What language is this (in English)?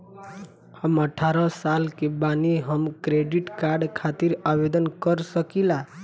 Bhojpuri